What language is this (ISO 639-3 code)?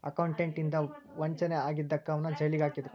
kan